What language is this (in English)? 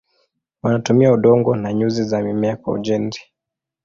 Swahili